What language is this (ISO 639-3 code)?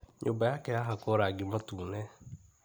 kik